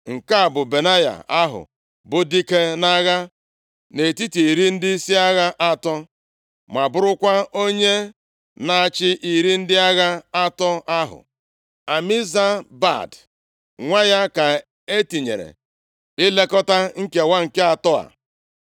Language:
Igbo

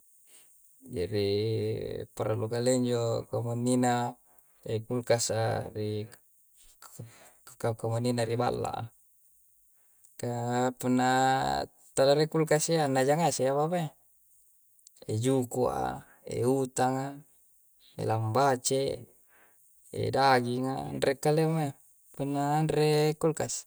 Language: Coastal Konjo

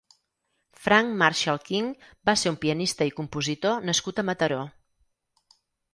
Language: Catalan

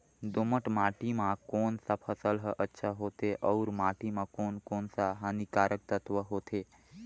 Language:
Chhattisgarhi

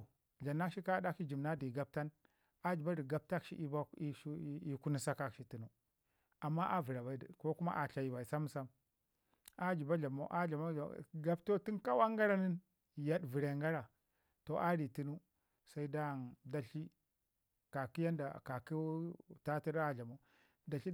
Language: Ngizim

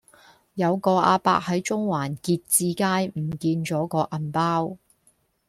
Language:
Cantonese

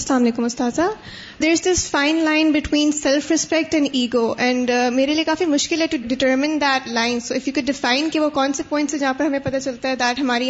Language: Urdu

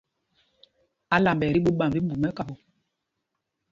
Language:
Mpumpong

